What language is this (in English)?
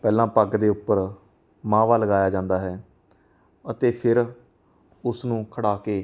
Punjabi